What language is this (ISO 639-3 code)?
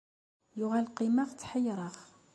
kab